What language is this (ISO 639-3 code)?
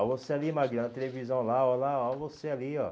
por